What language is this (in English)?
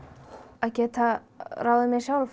Icelandic